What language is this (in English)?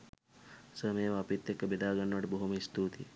Sinhala